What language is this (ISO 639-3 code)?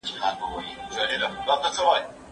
pus